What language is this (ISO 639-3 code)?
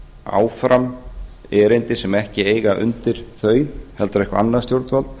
isl